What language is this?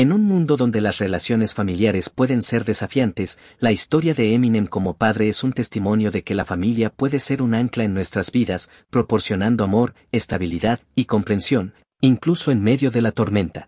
Spanish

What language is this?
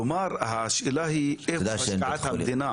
Hebrew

